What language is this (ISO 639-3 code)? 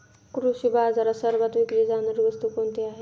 mar